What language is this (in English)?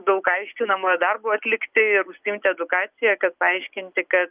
Lithuanian